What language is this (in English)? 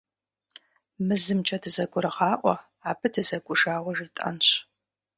Kabardian